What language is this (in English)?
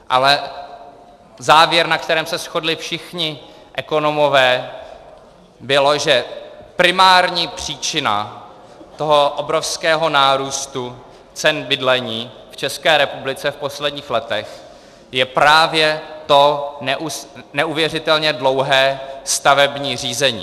Czech